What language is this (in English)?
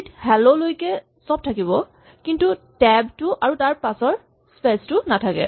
Assamese